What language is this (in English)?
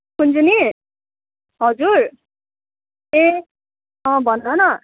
Nepali